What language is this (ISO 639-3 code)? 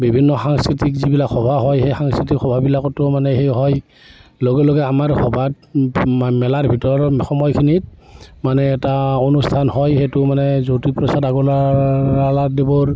asm